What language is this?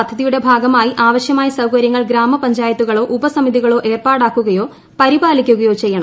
Malayalam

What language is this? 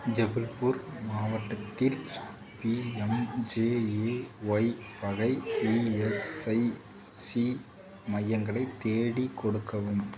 Tamil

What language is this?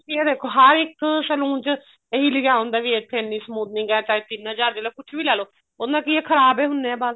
Punjabi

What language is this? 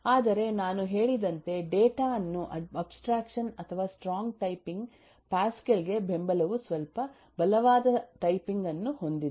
Kannada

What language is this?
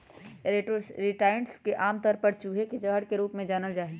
Magahi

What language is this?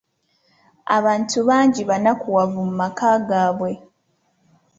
Ganda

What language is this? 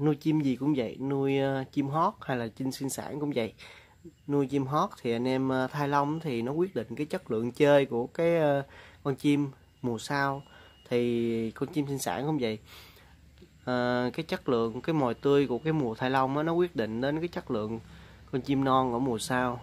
Vietnamese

